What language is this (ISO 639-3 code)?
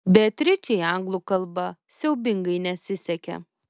lit